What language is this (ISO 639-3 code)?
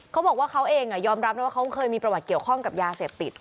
tha